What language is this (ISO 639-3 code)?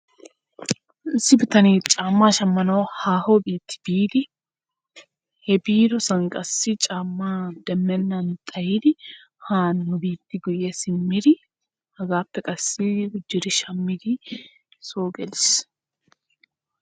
wal